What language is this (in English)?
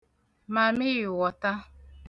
Igbo